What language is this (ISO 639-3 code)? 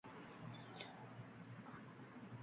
uzb